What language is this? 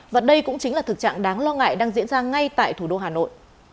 Vietnamese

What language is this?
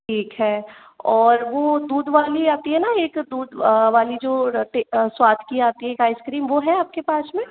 Hindi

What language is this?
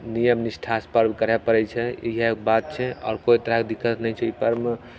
Maithili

